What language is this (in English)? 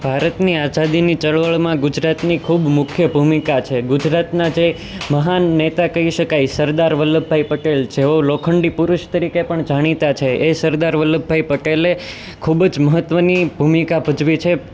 Gujarati